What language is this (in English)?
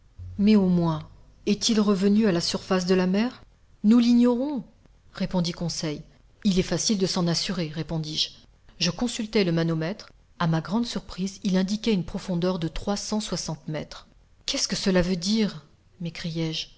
French